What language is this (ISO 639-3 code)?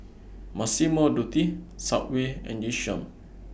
eng